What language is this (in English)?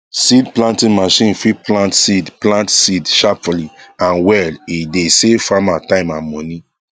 Nigerian Pidgin